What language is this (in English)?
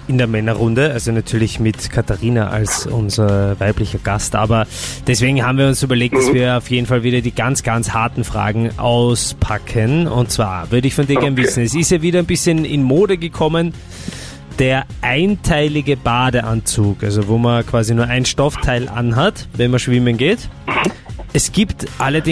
German